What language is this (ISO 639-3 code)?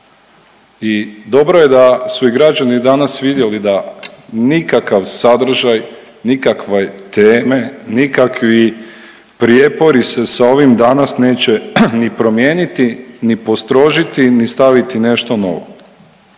hrv